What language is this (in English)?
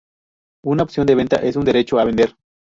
Spanish